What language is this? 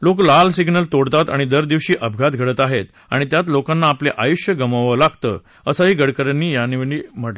Marathi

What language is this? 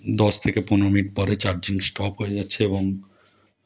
Bangla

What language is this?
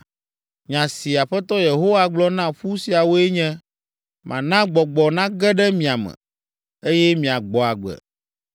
Ewe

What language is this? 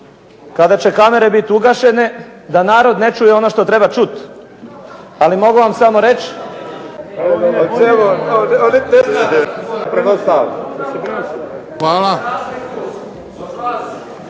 Croatian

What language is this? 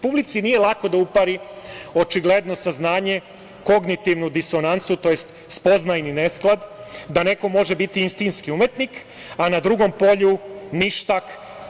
Serbian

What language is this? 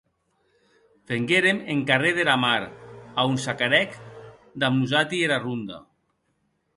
Occitan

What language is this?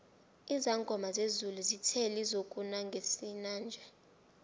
South Ndebele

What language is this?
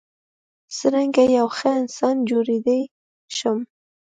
Pashto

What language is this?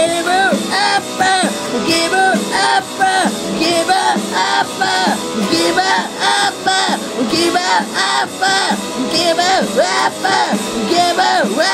Czech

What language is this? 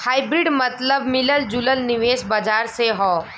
Bhojpuri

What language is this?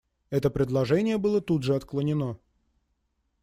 Russian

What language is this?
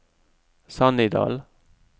Norwegian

